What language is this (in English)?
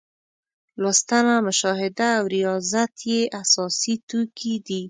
Pashto